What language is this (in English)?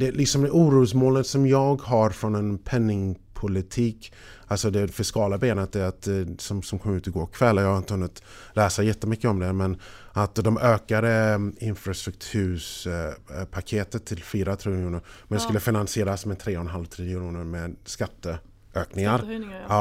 Swedish